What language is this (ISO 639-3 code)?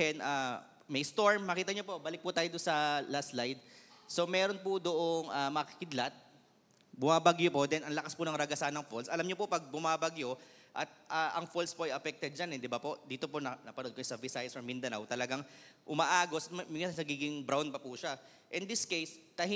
fil